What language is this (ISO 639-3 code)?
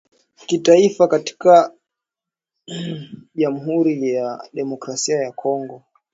swa